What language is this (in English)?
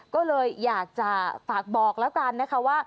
Thai